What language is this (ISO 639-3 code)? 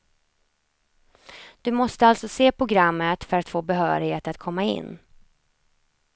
swe